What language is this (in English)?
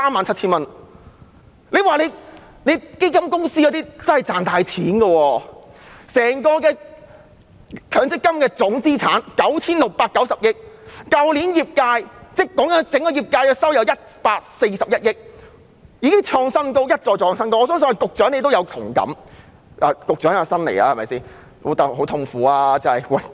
Cantonese